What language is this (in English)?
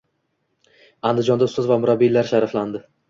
Uzbek